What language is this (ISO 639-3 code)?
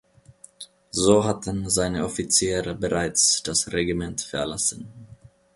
deu